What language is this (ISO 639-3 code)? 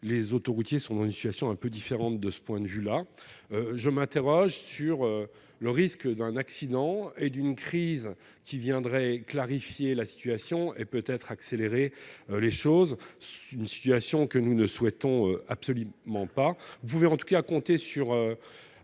fra